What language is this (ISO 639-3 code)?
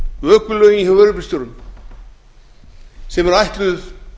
isl